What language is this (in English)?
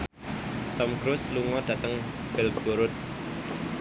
Javanese